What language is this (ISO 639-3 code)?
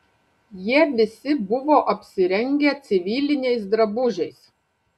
lit